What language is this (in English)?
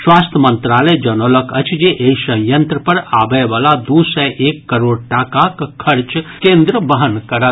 Maithili